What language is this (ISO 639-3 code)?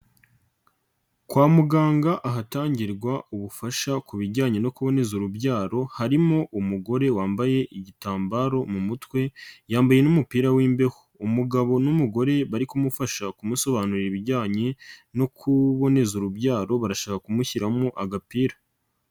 kin